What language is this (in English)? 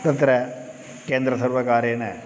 Sanskrit